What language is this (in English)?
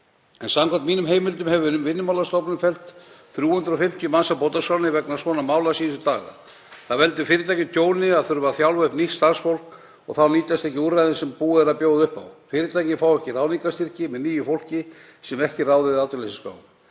Icelandic